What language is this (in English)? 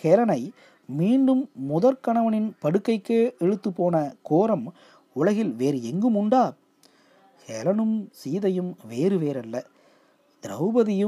Tamil